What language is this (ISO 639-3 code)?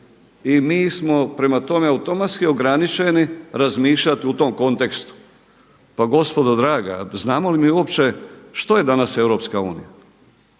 hrv